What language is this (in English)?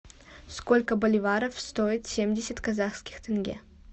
Russian